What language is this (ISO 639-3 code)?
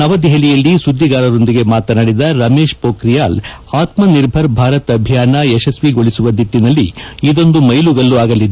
kan